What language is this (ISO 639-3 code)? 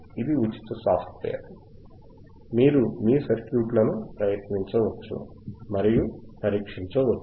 tel